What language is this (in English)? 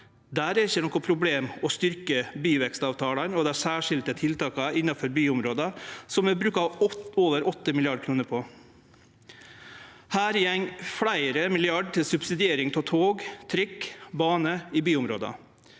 Norwegian